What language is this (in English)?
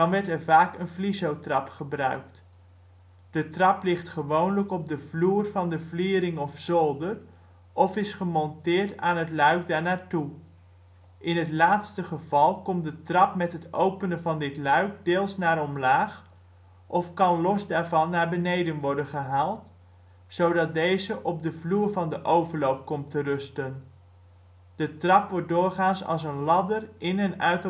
Dutch